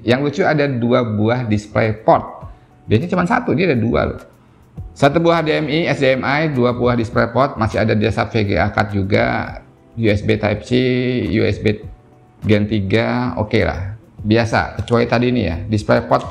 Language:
Indonesian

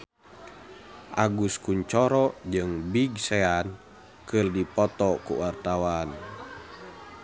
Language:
Sundanese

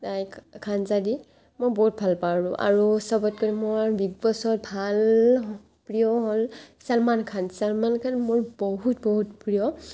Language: Assamese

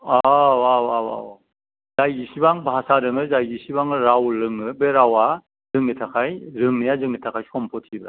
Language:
Bodo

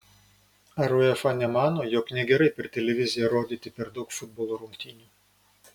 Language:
Lithuanian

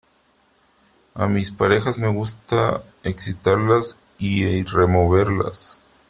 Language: Spanish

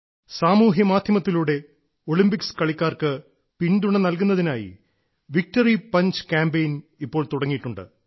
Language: Malayalam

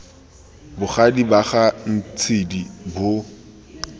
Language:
Tswana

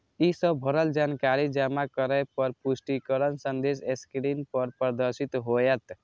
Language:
Maithili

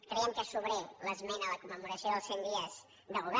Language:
Catalan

